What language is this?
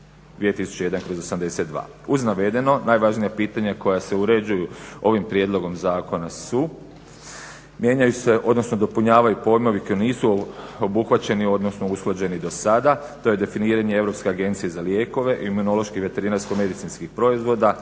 Croatian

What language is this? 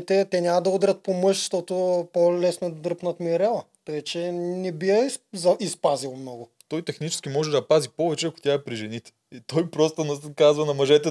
Bulgarian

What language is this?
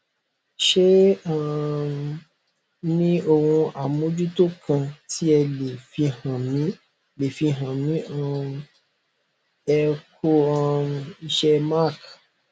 Yoruba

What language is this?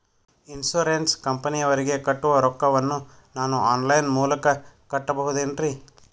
Kannada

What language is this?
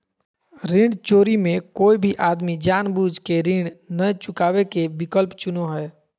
Magahi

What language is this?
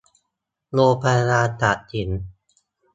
Thai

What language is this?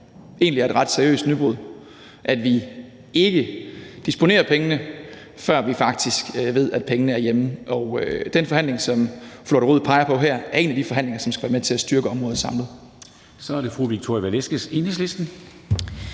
Danish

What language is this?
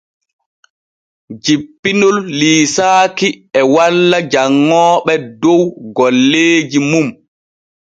Borgu Fulfulde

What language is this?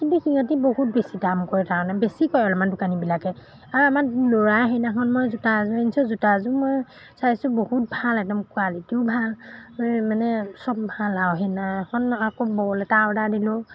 Assamese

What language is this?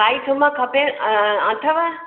Sindhi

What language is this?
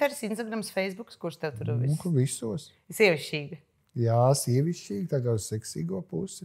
Latvian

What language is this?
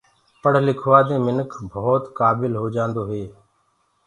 Gurgula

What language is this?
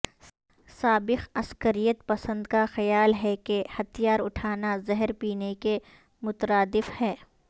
Urdu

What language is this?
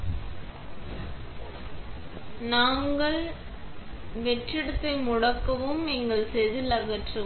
Tamil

